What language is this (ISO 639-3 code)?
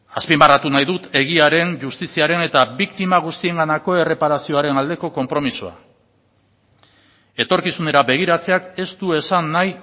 eus